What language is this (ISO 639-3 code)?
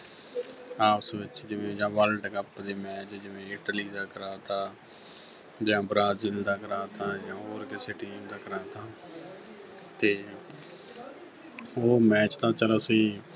pan